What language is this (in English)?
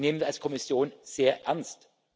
German